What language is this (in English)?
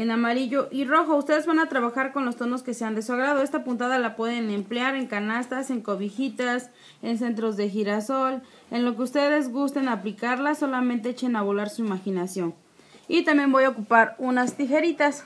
Spanish